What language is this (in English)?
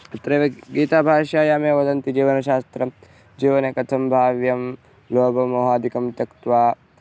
Sanskrit